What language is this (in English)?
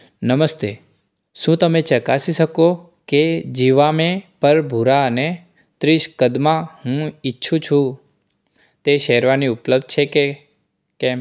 Gujarati